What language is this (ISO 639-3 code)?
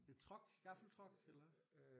dan